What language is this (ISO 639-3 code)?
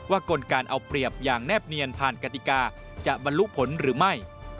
tha